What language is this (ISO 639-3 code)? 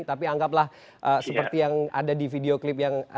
ind